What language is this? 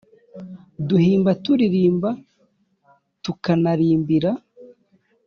Kinyarwanda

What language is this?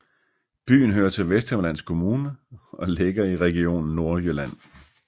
Danish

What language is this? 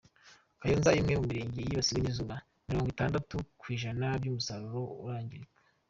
Kinyarwanda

